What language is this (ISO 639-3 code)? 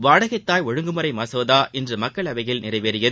tam